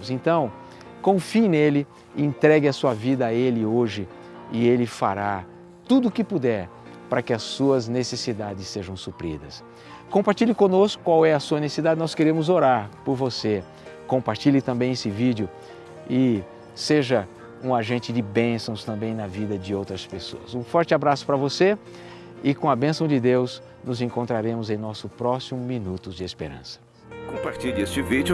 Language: Portuguese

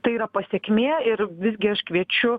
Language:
Lithuanian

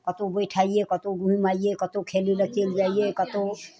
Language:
Maithili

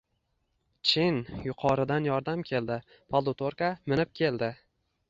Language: Uzbek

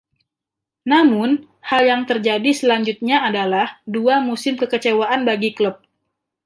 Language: Indonesian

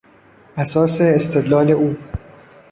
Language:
Persian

